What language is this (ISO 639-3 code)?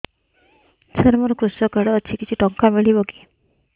ori